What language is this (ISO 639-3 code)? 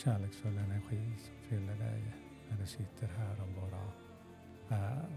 swe